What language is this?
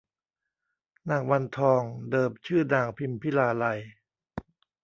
Thai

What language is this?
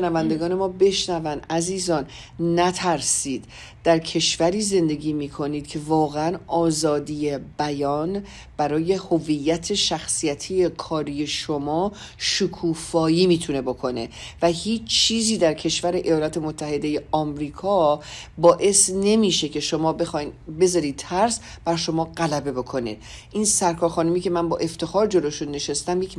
Persian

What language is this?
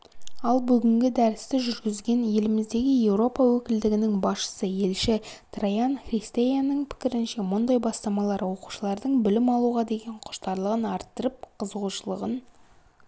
Kazakh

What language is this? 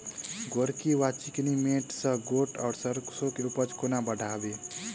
Maithili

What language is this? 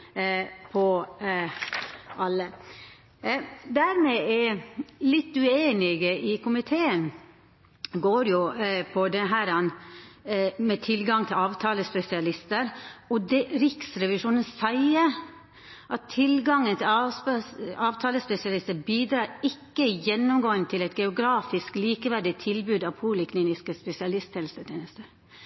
Norwegian Nynorsk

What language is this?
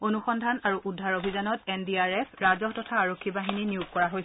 Assamese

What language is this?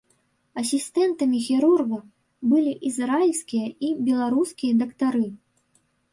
Belarusian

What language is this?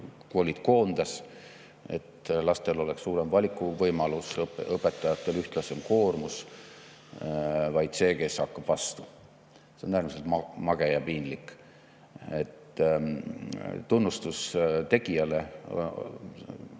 Estonian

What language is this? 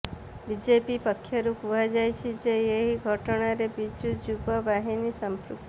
Odia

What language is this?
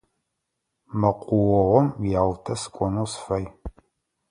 Adyghe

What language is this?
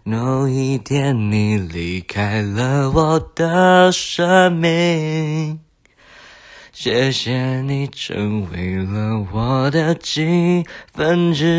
Chinese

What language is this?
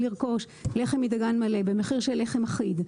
Hebrew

